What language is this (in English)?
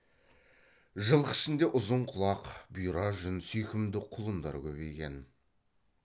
Kazakh